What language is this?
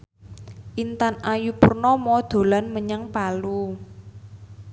Javanese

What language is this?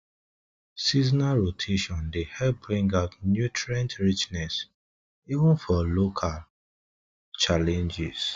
Nigerian Pidgin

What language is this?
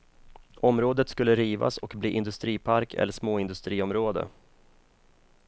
Swedish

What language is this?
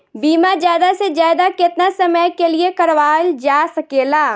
Bhojpuri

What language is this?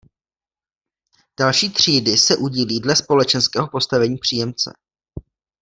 Czech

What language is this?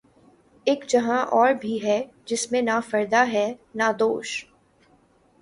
Urdu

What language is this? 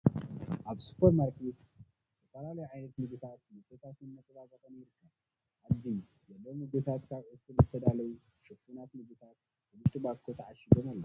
Tigrinya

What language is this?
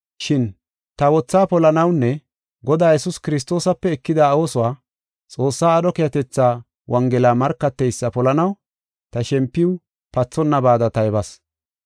Gofa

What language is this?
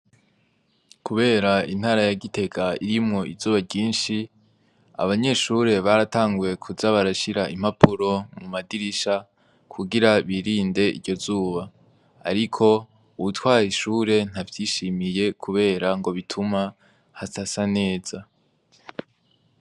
Rundi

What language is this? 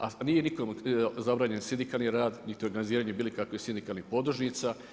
Croatian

